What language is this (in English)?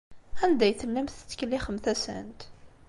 Kabyle